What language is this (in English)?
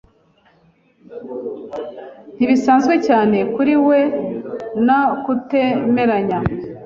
Kinyarwanda